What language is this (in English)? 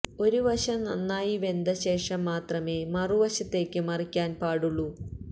Malayalam